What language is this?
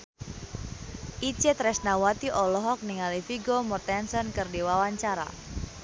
Sundanese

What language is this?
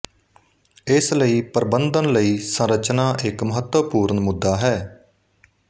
Punjabi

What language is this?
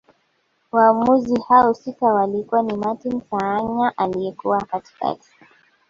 Swahili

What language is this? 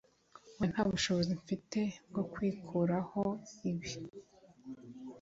Kinyarwanda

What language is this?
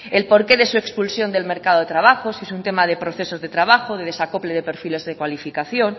Spanish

